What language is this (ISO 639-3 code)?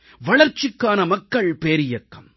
tam